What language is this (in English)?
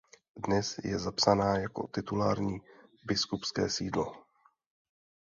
Czech